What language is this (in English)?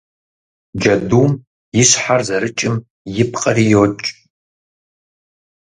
Kabardian